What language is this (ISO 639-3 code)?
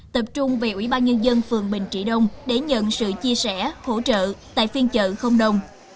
vie